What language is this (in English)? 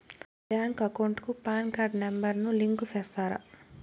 Telugu